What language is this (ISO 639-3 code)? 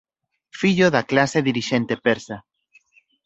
glg